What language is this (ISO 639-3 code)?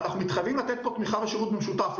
heb